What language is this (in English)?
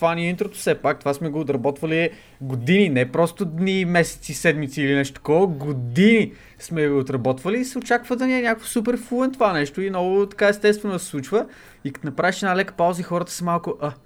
Bulgarian